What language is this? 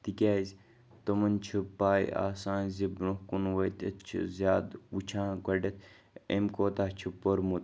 Kashmiri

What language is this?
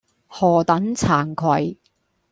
Cantonese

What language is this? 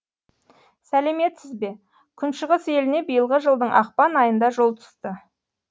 Kazakh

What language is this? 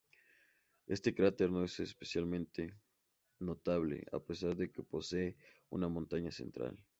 Spanish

